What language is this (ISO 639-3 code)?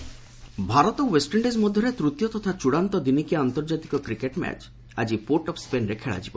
ori